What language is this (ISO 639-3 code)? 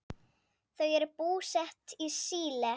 isl